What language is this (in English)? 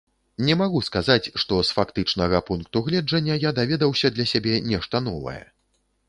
Belarusian